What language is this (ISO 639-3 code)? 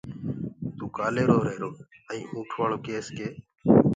ggg